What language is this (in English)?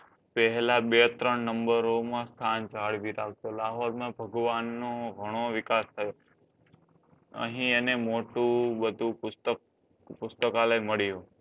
Gujarati